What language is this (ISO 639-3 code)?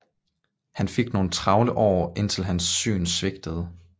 dan